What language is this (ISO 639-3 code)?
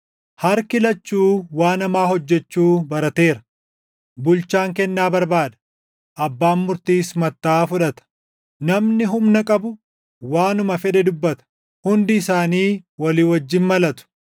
orm